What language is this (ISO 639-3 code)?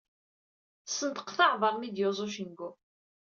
kab